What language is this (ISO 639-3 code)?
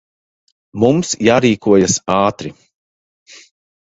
lav